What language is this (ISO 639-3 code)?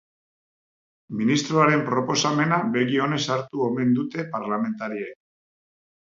eus